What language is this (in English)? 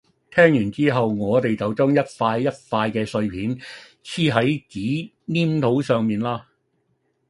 Cantonese